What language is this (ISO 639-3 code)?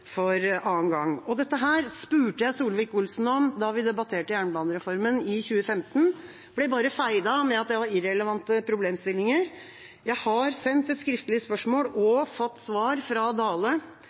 nob